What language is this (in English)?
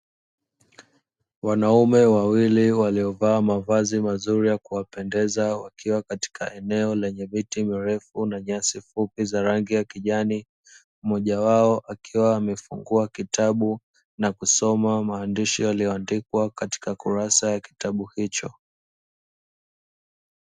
Swahili